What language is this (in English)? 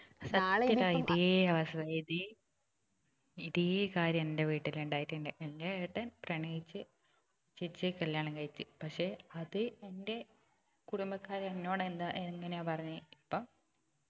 Malayalam